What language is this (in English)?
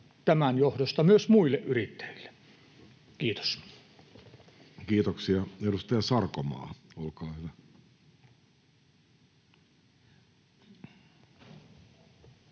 Finnish